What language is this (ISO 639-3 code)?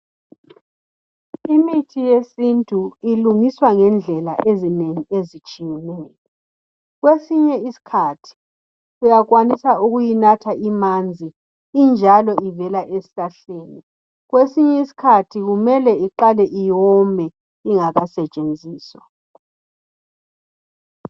nde